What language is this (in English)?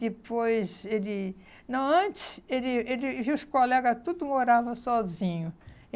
Portuguese